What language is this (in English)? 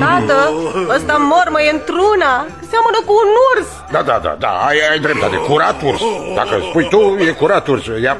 Romanian